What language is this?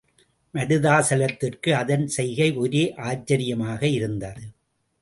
Tamil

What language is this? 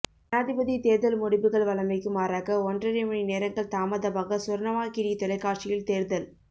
Tamil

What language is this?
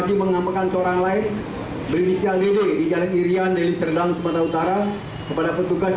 Indonesian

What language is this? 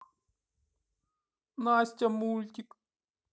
Russian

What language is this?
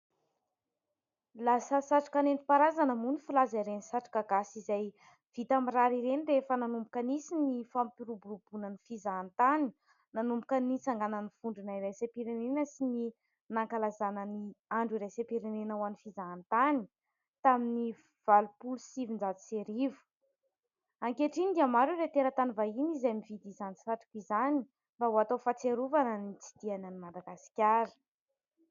Malagasy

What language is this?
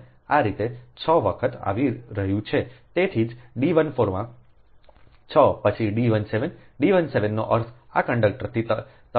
Gujarati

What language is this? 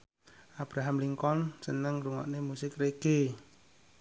Javanese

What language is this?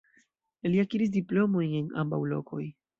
Esperanto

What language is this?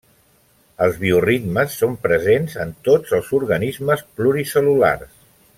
Catalan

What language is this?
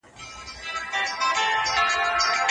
Pashto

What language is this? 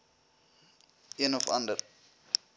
Afrikaans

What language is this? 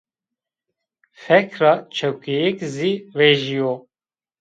Zaza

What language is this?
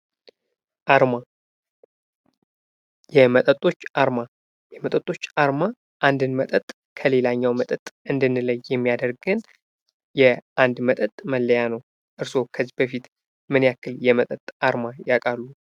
Amharic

